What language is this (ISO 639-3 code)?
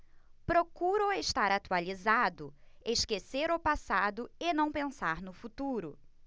por